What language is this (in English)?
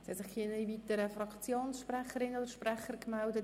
Swiss German